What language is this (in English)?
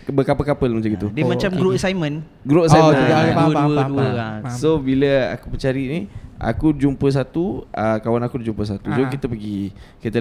Malay